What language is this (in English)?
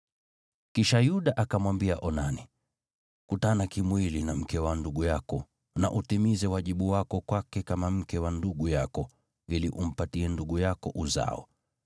Swahili